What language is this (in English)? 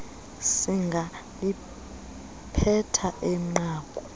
Xhosa